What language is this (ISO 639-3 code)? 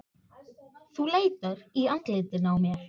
isl